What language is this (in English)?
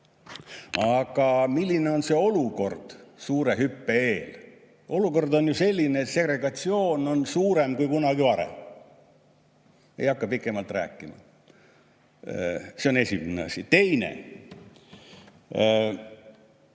Estonian